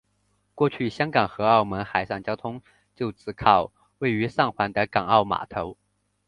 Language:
Chinese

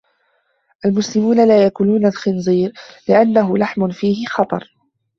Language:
Arabic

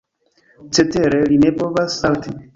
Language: Esperanto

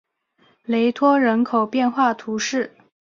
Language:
Chinese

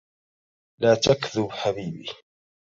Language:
Arabic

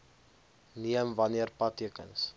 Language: Afrikaans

